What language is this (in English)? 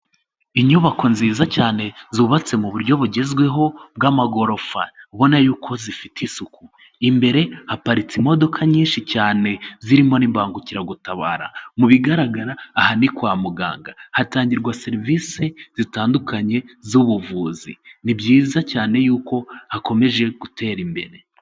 Kinyarwanda